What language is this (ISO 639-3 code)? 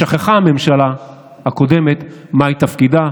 heb